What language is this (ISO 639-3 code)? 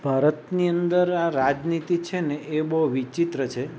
guj